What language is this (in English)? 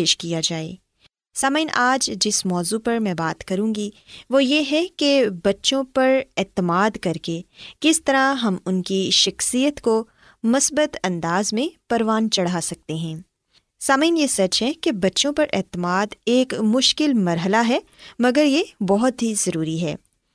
Urdu